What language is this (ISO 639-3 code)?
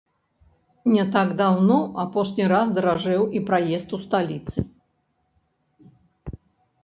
bel